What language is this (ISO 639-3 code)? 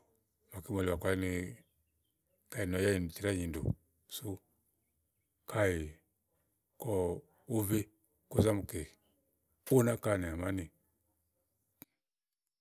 ahl